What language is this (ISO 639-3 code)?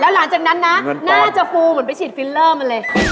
tha